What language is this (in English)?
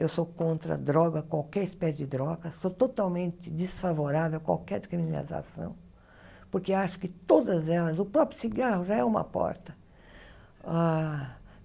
Portuguese